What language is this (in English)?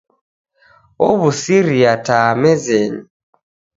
Taita